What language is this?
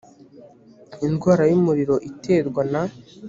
Kinyarwanda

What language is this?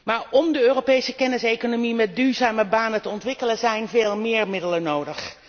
Dutch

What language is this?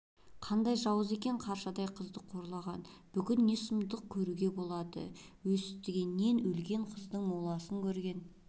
Kazakh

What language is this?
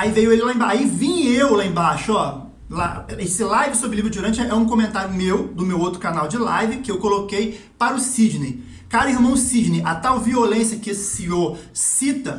Portuguese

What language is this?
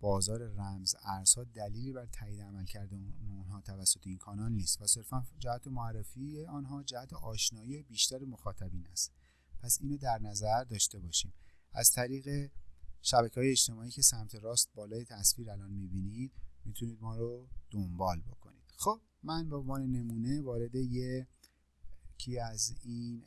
Persian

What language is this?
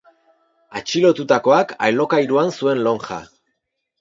Basque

